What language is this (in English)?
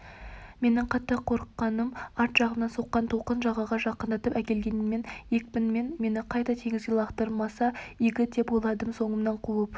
Kazakh